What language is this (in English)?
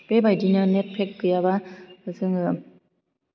Bodo